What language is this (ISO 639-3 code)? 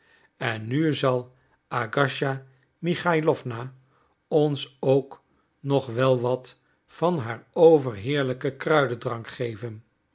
nld